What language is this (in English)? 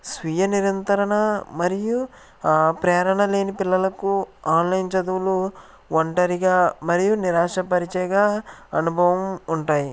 Telugu